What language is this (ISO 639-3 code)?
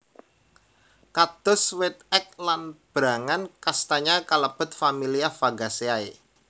jav